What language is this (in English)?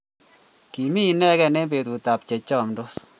Kalenjin